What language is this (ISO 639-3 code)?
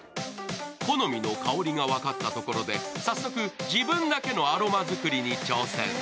jpn